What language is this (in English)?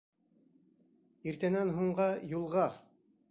Bashkir